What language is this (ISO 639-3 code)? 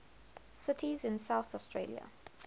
eng